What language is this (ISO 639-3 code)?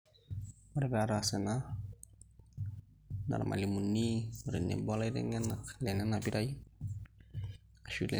mas